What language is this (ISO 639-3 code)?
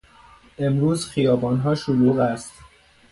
fas